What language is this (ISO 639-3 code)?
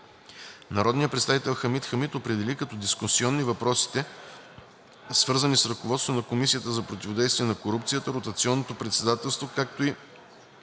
bul